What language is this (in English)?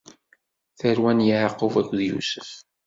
Kabyle